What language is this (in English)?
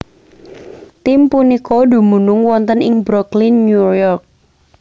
Javanese